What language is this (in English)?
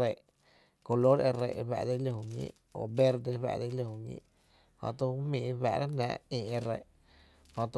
Tepinapa Chinantec